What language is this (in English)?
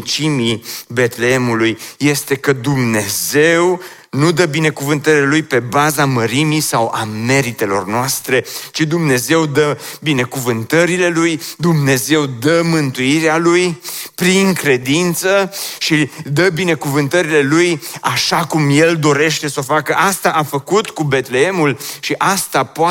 Romanian